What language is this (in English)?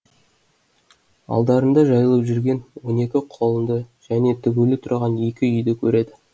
Kazakh